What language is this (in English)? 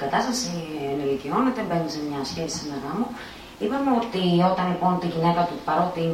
Greek